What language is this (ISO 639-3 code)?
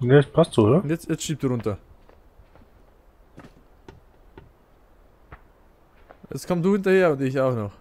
deu